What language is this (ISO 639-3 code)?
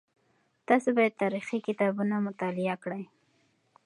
pus